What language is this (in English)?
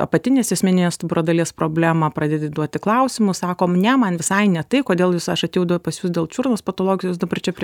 Lithuanian